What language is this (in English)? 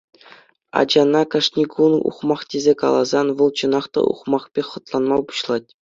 Chuvash